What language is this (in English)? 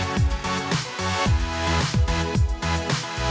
Thai